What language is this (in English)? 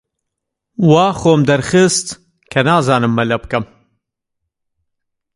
Central Kurdish